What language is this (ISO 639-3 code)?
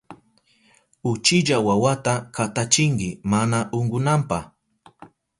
qup